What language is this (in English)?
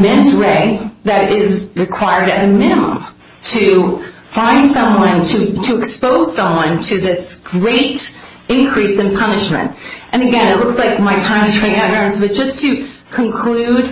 English